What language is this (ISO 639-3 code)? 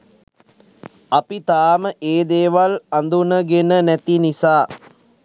sin